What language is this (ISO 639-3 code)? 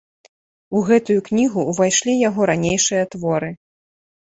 bel